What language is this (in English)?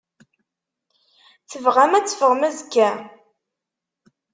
Kabyle